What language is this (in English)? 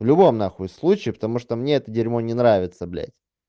Russian